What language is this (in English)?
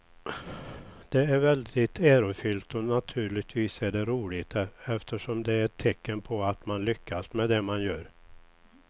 Swedish